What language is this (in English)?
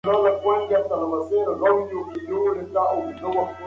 Pashto